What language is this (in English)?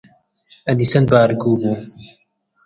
Central Kurdish